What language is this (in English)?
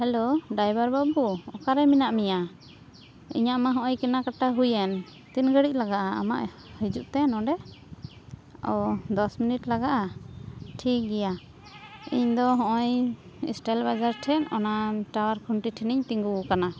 Santali